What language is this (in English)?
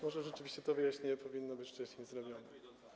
Polish